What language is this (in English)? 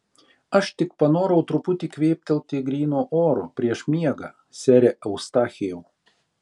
Lithuanian